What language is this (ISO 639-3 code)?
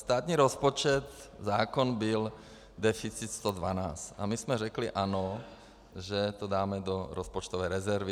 ces